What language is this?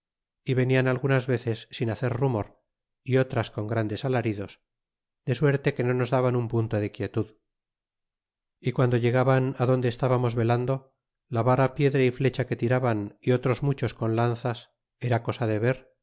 Spanish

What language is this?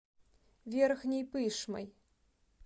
Russian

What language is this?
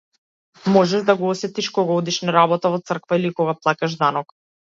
Macedonian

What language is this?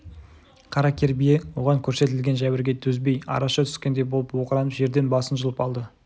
Kazakh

